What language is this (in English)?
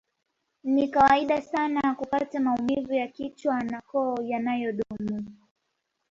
Swahili